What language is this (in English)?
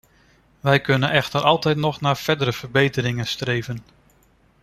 Dutch